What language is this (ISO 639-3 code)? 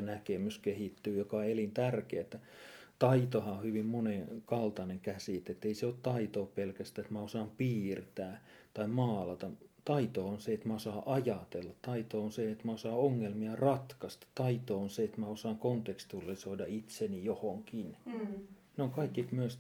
fin